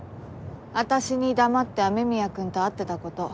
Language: Japanese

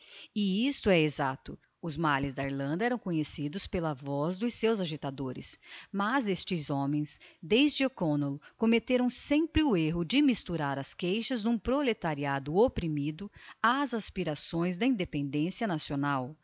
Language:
Portuguese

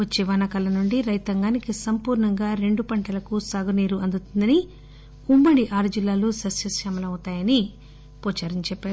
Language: Telugu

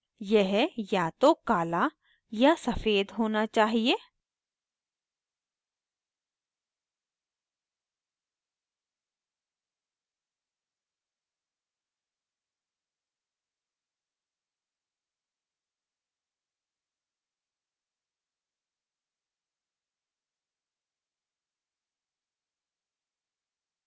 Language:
Hindi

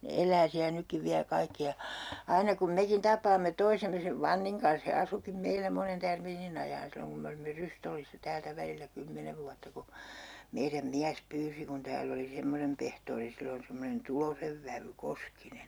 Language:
Finnish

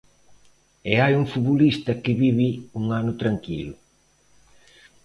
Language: Galician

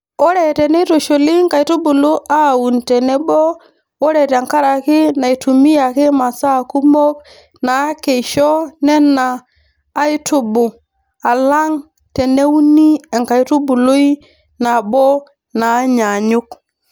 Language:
Masai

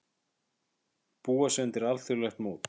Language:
Icelandic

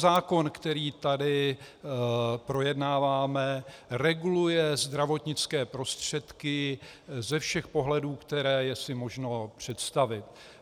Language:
Czech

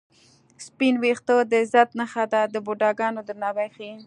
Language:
Pashto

